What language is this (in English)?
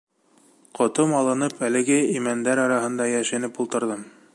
Bashkir